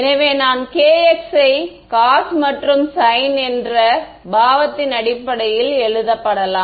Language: Tamil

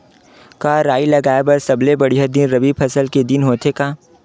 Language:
Chhattisgarhi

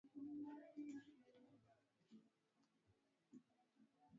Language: Swahili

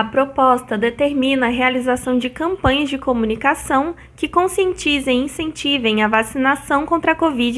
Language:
Portuguese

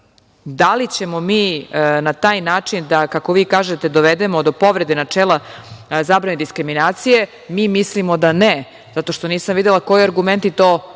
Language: Serbian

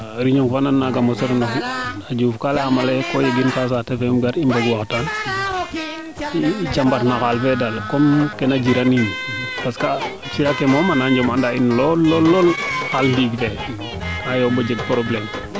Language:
Serer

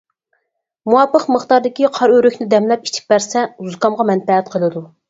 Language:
Uyghur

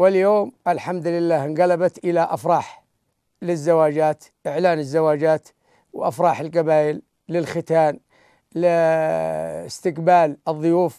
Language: Arabic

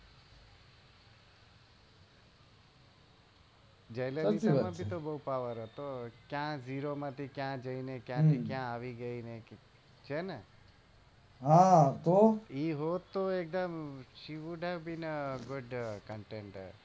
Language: Gujarati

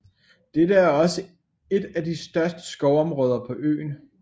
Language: Danish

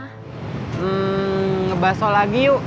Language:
Indonesian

